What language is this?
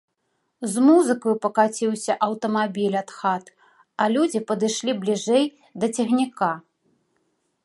Belarusian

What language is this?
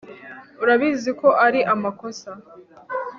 Kinyarwanda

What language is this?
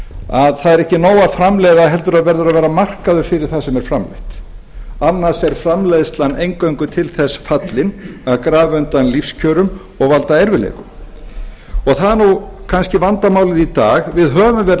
Icelandic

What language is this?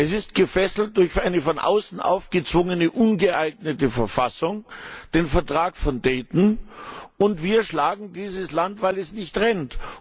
German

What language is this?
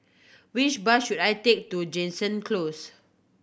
English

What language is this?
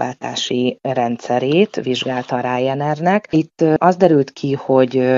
Hungarian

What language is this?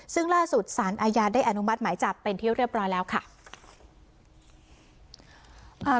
Thai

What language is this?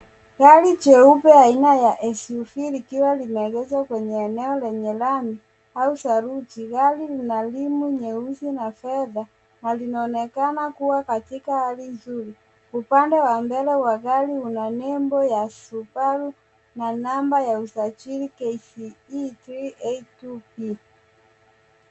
Swahili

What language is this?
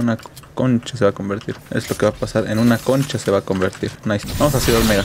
Spanish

